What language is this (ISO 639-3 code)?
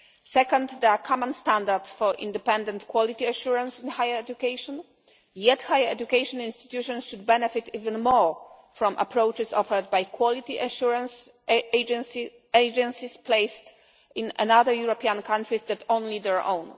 eng